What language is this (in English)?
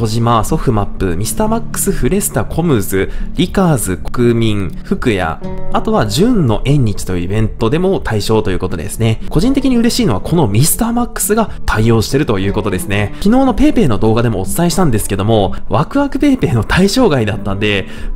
Japanese